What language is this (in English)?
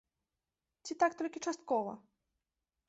Belarusian